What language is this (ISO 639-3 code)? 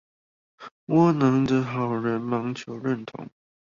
zho